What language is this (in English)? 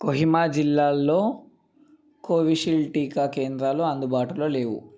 Telugu